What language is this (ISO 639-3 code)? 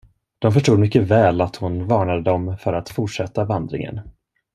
swe